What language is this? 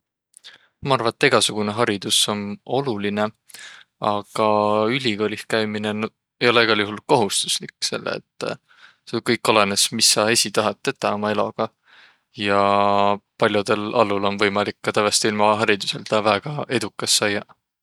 Võro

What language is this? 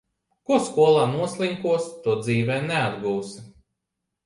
Latvian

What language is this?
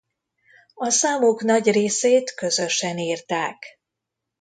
Hungarian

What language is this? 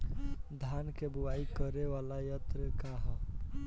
Bhojpuri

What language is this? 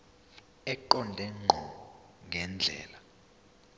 Zulu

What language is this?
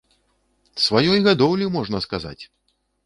Belarusian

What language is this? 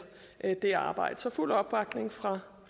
Danish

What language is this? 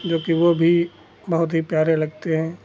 Hindi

